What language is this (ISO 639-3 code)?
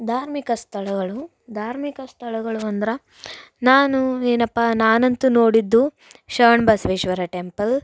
kan